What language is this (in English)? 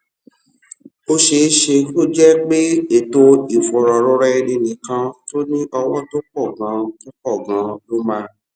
Yoruba